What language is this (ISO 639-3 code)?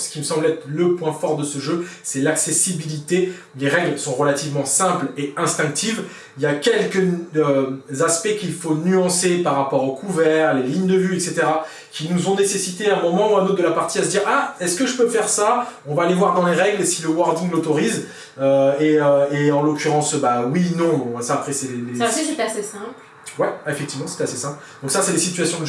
fra